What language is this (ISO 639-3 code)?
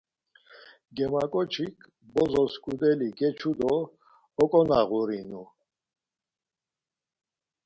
lzz